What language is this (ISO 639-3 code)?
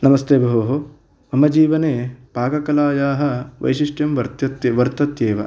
san